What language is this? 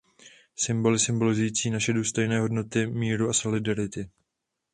Czech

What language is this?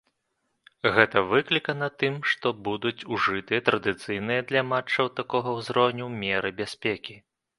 Belarusian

